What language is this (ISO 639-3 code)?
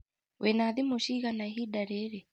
kik